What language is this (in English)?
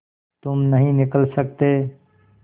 Hindi